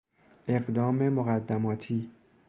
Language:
Persian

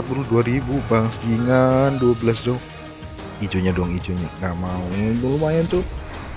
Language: Indonesian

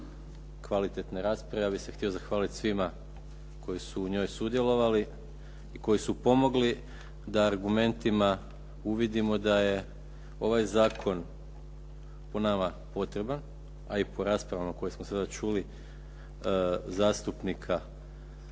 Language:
Croatian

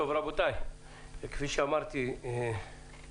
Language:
Hebrew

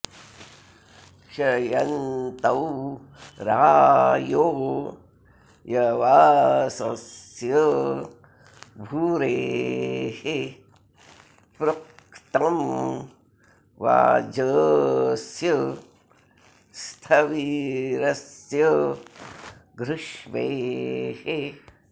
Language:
Sanskrit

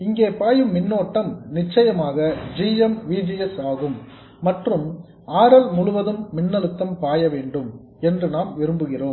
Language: Tamil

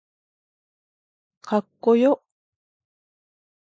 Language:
Japanese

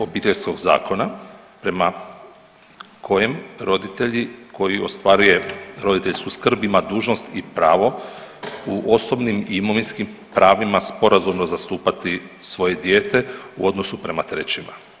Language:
Croatian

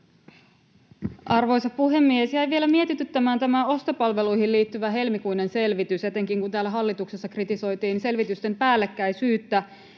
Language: Finnish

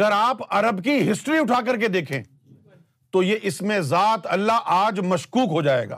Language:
Urdu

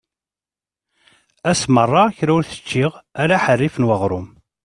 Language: Kabyle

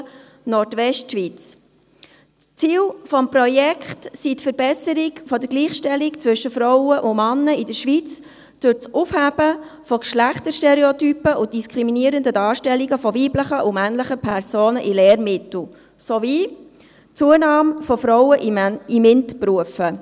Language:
Swiss German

